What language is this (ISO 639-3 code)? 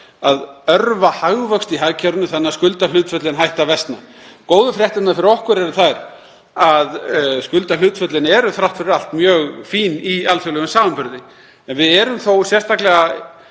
isl